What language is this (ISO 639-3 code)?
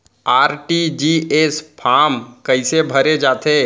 hne